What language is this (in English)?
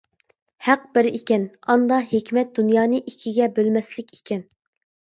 Uyghur